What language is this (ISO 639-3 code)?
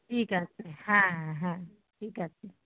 ben